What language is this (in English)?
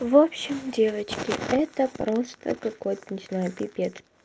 Russian